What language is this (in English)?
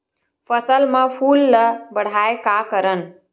Chhattisgarhi